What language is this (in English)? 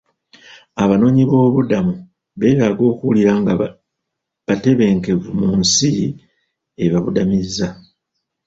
Ganda